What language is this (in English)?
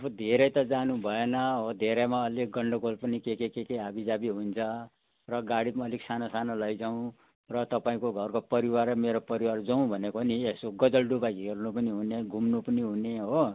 Nepali